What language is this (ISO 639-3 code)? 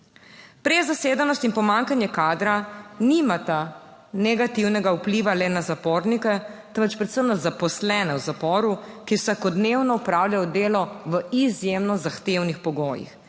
slv